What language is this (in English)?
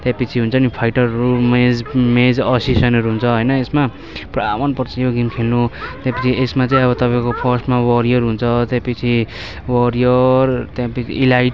Nepali